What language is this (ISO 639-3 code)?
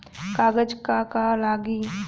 bho